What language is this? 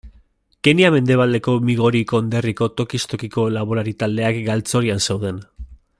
Basque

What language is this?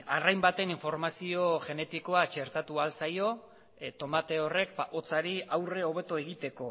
Basque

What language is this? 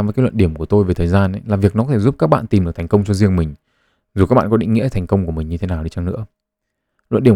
Vietnamese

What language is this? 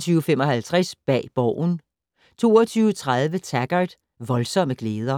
Danish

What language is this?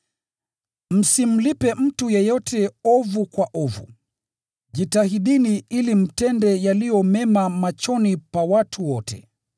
Swahili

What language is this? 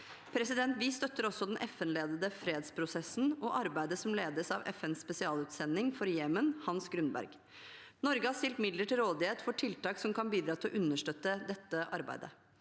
Norwegian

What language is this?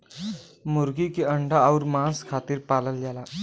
Bhojpuri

